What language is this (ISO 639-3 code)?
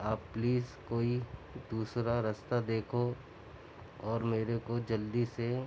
urd